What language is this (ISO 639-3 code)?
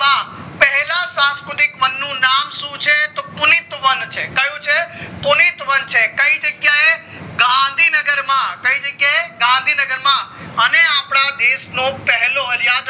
guj